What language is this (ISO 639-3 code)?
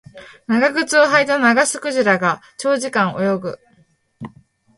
jpn